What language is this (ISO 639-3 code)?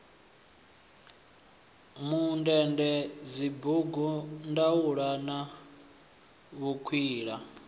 ven